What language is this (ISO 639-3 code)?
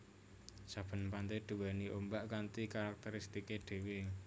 jav